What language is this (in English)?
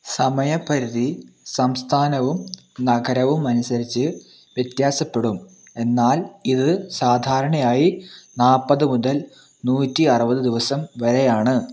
Malayalam